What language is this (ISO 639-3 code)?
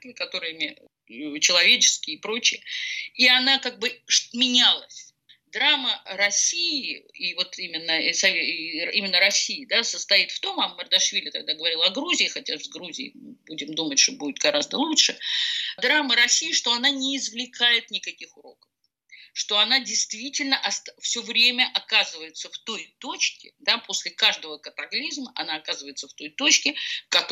rus